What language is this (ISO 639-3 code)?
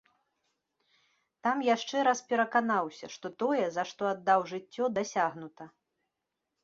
bel